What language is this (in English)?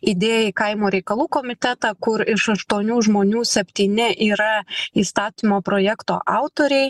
Lithuanian